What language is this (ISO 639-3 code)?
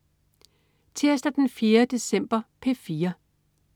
dan